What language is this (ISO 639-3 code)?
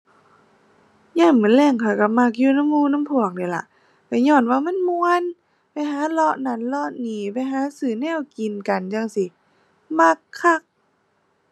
tha